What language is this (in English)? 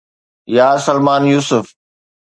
Sindhi